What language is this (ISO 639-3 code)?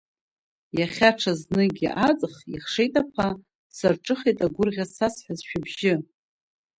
abk